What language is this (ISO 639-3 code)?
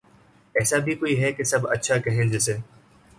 urd